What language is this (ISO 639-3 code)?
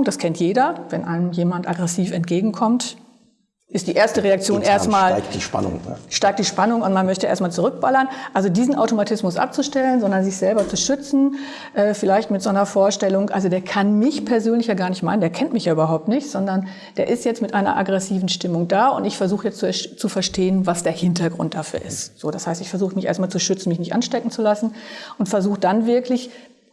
deu